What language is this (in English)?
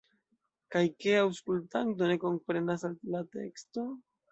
Esperanto